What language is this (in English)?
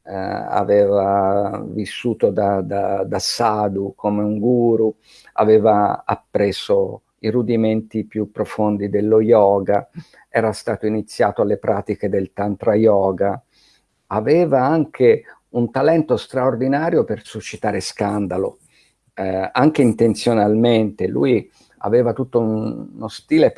Italian